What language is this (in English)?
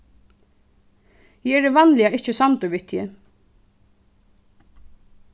Faroese